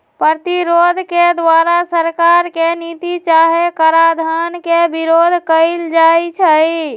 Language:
Magahi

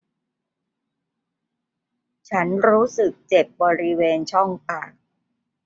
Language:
Thai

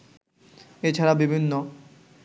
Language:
Bangla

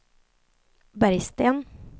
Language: Swedish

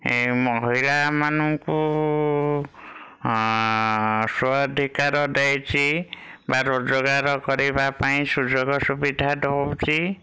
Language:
Odia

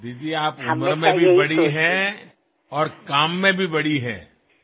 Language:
Assamese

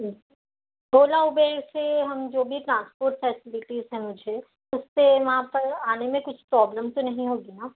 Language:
Urdu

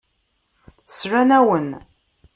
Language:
Kabyle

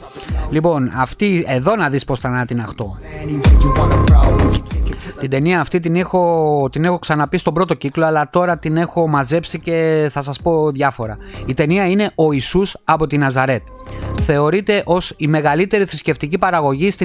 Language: Greek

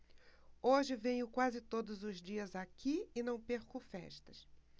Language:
Portuguese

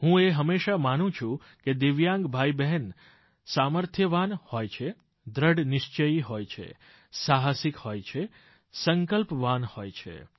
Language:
Gujarati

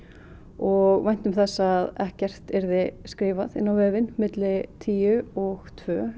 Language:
Icelandic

